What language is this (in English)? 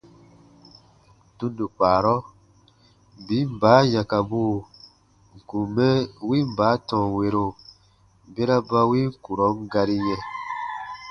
Baatonum